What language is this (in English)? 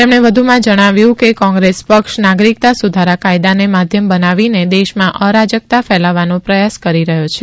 Gujarati